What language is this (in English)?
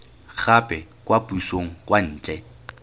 Tswana